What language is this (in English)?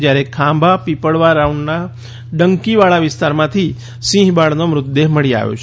Gujarati